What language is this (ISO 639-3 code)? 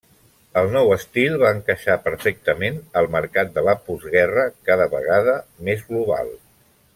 cat